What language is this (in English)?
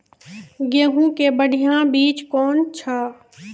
Maithili